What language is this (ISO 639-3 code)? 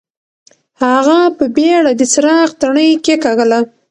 pus